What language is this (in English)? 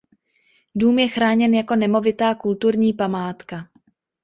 Czech